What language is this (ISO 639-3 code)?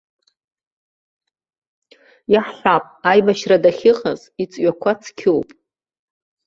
abk